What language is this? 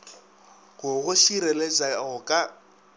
Northern Sotho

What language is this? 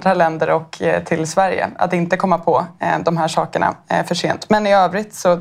Swedish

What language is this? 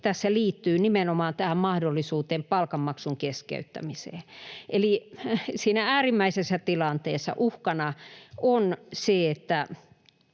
Finnish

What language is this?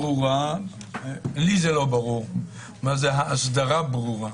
Hebrew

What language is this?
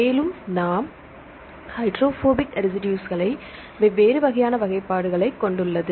Tamil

